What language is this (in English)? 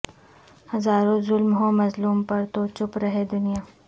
Urdu